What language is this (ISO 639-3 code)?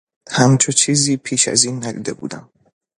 fas